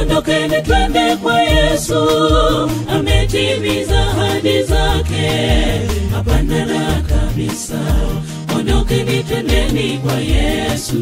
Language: Indonesian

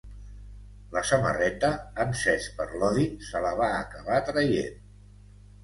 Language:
Catalan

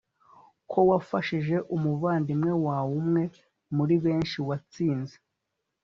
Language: Kinyarwanda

